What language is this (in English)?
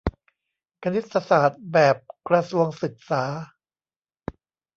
Thai